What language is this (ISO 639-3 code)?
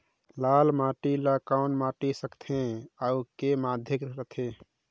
hne